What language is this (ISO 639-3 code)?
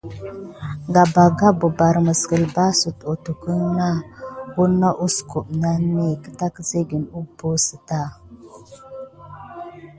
gid